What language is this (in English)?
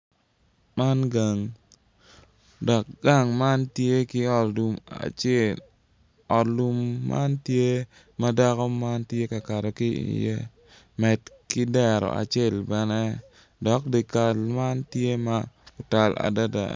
Acoli